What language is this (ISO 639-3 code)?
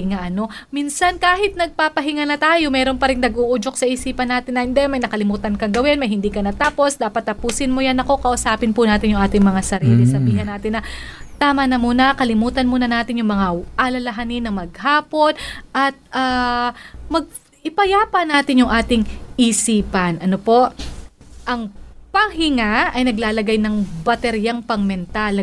fil